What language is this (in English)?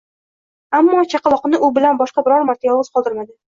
Uzbek